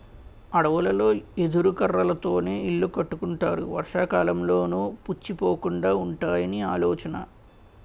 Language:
Telugu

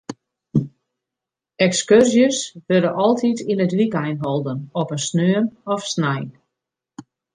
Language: Western Frisian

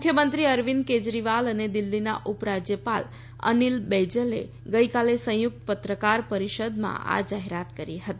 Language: Gujarati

